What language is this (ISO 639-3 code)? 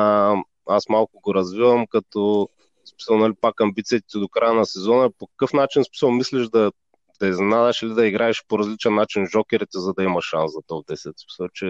bul